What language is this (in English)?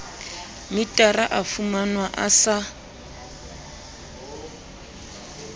Southern Sotho